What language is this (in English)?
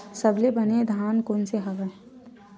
Chhattisgarhi